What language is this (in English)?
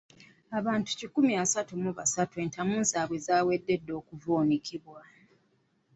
Ganda